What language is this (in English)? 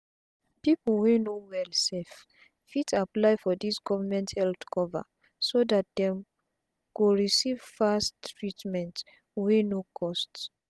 Nigerian Pidgin